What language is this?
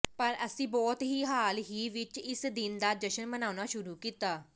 Punjabi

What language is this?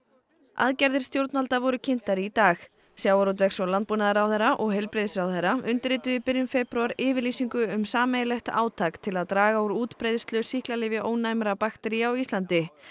Icelandic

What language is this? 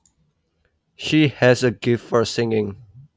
Javanese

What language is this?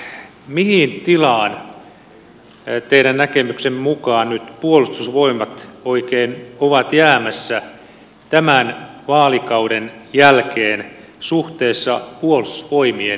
Finnish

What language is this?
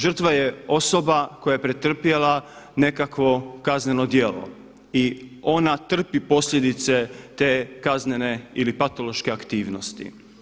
Croatian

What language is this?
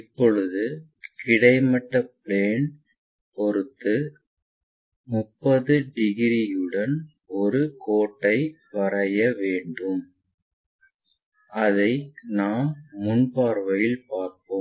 Tamil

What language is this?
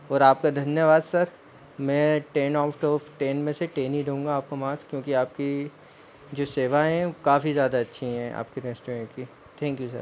Hindi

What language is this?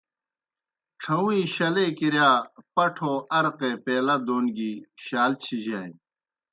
Kohistani Shina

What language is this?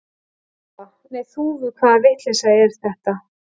Icelandic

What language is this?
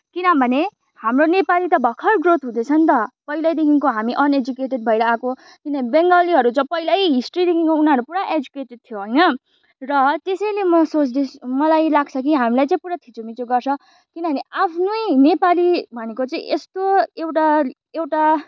Nepali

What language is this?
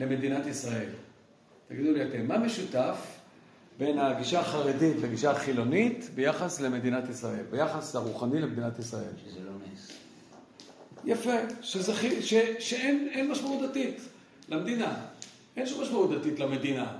Hebrew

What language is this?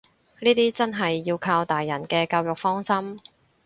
Cantonese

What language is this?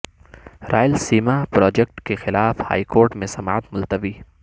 Urdu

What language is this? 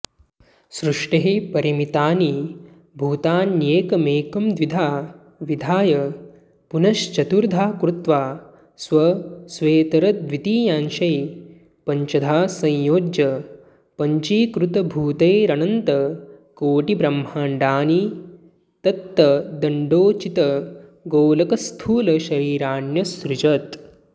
Sanskrit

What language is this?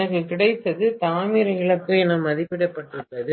Tamil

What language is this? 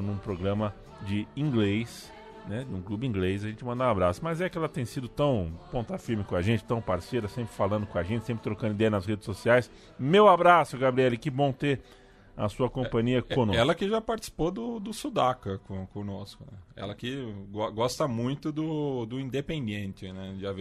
Portuguese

